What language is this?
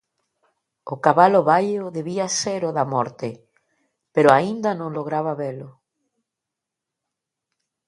Galician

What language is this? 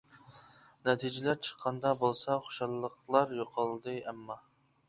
Uyghur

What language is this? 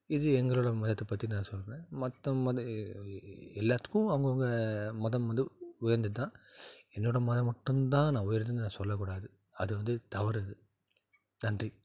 Tamil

